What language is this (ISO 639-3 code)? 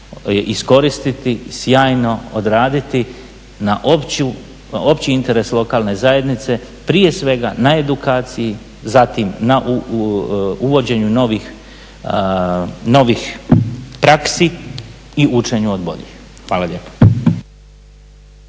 hrv